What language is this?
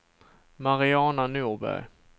Swedish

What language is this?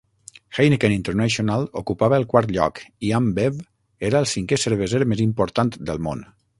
Catalan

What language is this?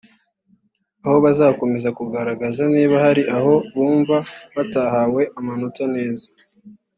Kinyarwanda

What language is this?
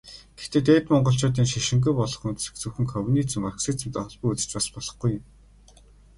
Mongolian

